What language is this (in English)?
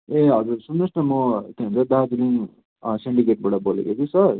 Nepali